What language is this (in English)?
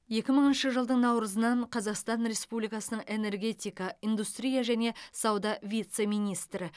Kazakh